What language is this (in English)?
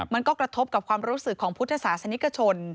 Thai